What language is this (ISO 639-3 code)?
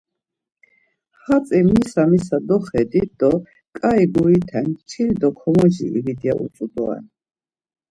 lzz